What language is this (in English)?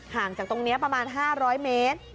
Thai